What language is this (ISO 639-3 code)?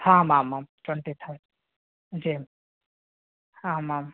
san